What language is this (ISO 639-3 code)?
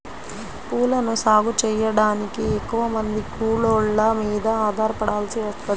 tel